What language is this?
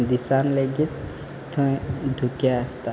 Konkani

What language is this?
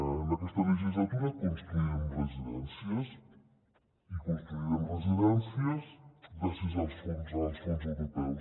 Catalan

